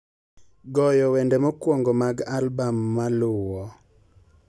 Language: Luo (Kenya and Tanzania)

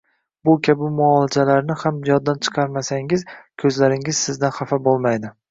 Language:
Uzbek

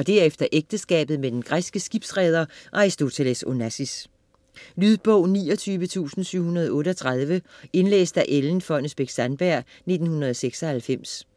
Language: Danish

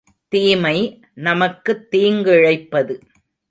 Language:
Tamil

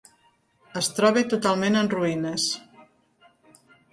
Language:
Catalan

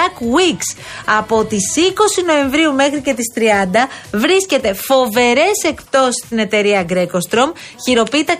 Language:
Greek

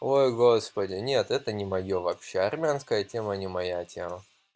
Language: Russian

